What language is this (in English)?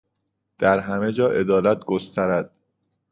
Persian